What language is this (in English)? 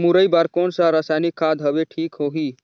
Chhattisgarhi